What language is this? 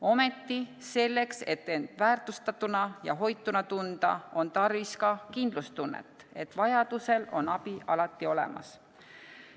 Estonian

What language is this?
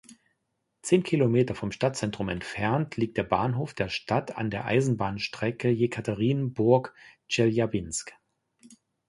German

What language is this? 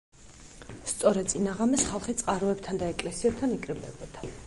Georgian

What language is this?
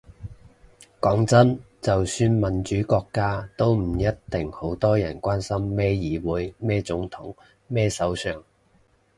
Cantonese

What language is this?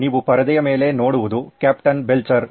Kannada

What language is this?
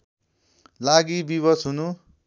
Nepali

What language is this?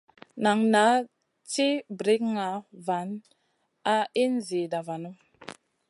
Masana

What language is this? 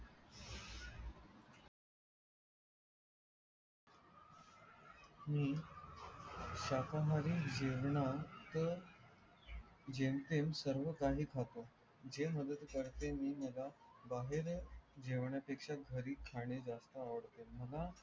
Marathi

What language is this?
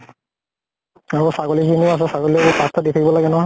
Assamese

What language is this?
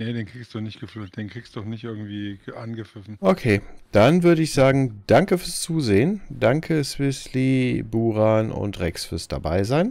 German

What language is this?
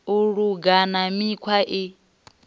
Venda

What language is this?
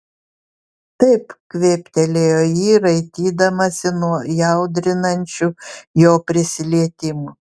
Lithuanian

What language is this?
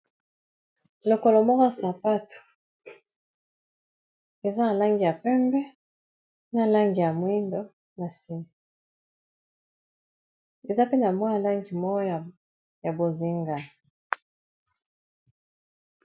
Lingala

